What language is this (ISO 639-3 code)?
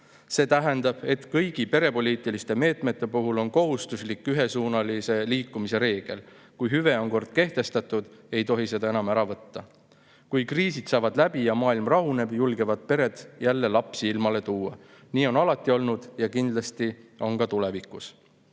est